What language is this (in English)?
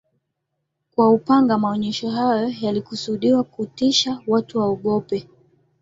Swahili